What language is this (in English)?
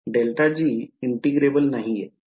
Marathi